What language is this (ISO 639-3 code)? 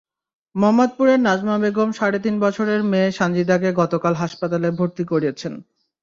ben